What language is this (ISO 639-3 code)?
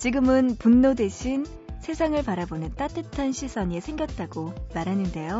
kor